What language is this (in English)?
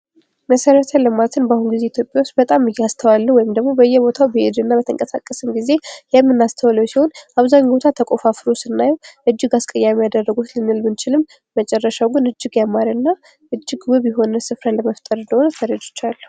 Amharic